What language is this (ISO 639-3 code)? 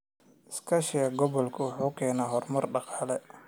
som